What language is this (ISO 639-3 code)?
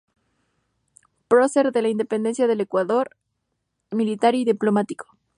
spa